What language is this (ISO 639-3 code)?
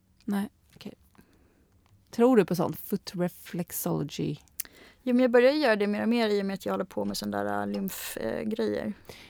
swe